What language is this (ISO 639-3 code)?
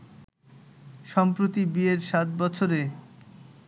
ben